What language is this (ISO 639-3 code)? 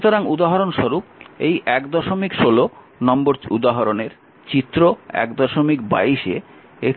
ben